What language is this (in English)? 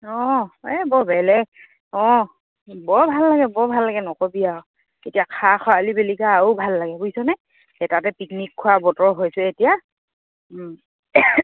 Assamese